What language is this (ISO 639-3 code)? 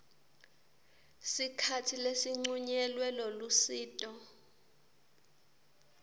ssw